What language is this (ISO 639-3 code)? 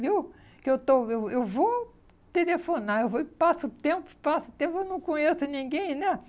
por